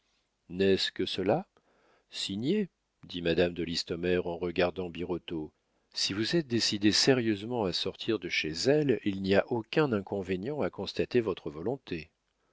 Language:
French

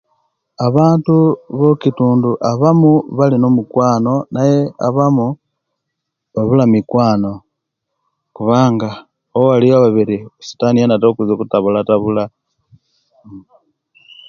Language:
Kenyi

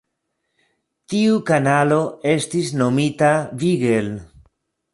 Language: Esperanto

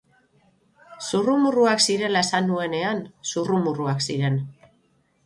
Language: Basque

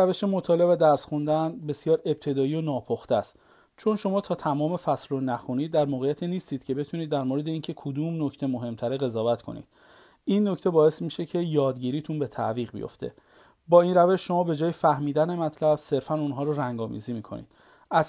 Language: Persian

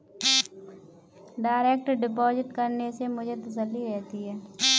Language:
Hindi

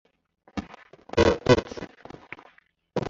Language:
Chinese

